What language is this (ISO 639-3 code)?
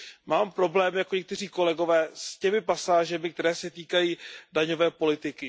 ces